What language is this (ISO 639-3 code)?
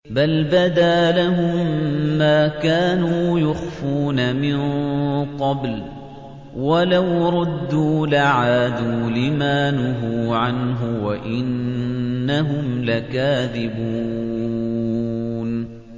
ara